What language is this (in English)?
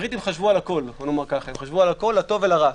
Hebrew